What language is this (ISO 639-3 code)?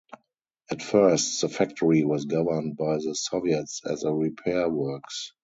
eng